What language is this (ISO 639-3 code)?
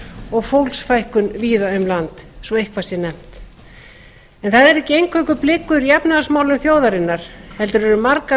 isl